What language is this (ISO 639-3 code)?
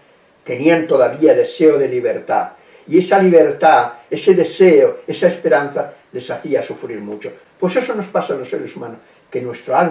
spa